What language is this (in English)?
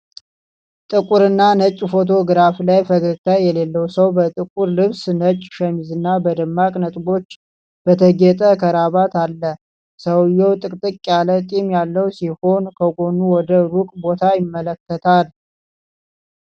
Amharic